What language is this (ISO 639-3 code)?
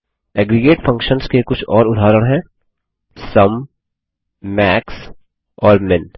hin